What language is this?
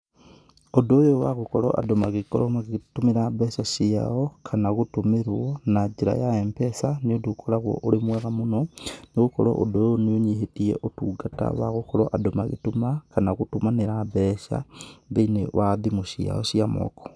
Kikuyu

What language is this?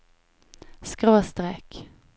Norwegian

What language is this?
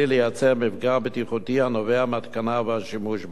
Hebrew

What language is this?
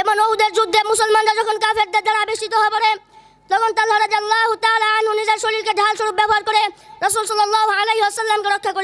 Indonesian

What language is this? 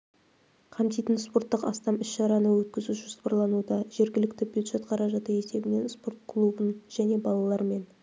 Kazakh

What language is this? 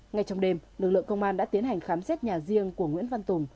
Vietnamese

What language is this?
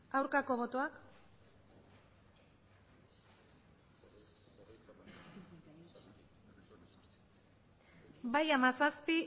Basque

